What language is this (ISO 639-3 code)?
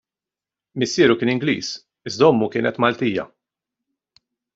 mlt